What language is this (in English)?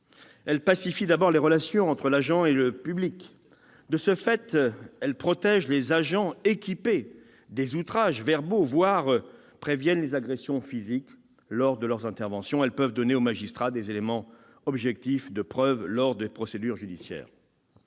French